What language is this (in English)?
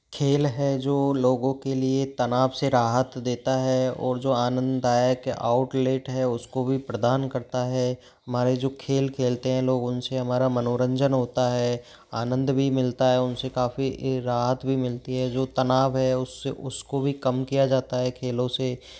Hindi